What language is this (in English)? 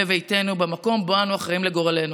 Hebrew